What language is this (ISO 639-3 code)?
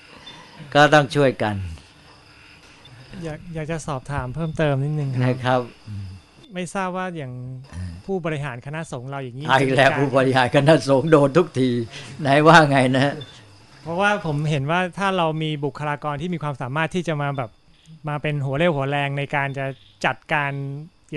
tha